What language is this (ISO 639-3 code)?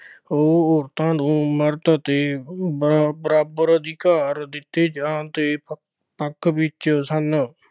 pan